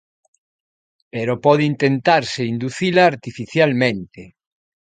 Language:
Galician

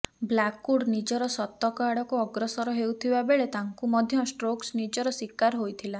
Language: Odia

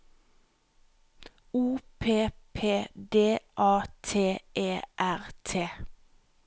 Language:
Norwegian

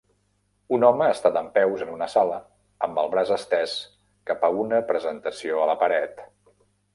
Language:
Catalan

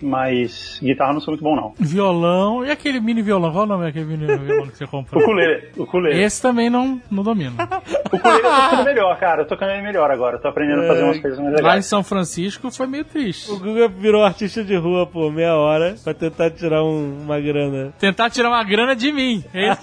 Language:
Portuguese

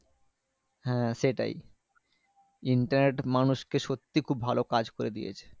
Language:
Bangla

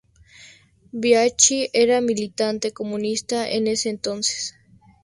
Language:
Spanish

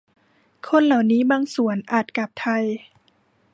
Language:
Thai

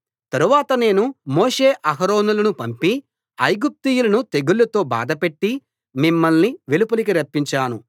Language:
Telugu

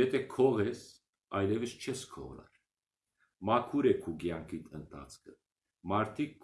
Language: Armenian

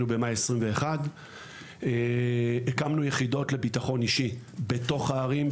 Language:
Hebrew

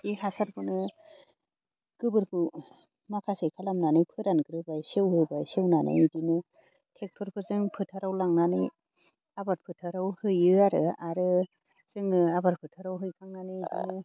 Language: Bodo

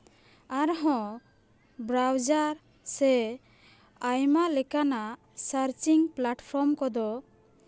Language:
Santali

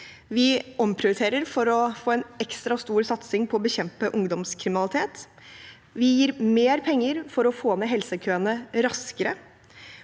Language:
Norwegian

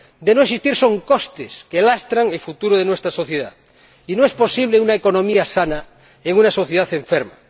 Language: Spanish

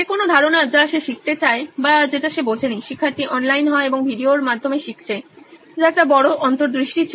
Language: Bangla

